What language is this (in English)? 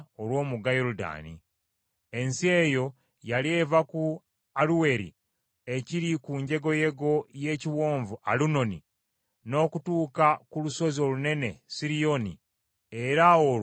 Ganda